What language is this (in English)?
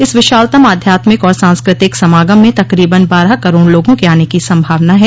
Hindi